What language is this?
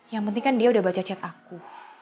Indonesian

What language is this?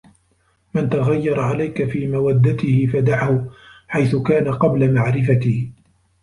Arabic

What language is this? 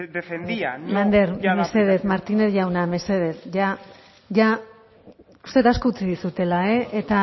Basque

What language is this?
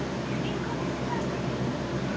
Bhojpuri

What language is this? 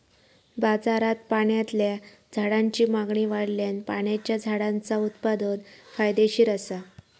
Marathi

